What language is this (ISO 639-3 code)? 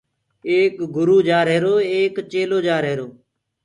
ggg